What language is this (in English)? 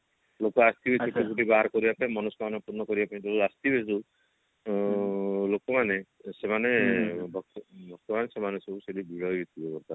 Odia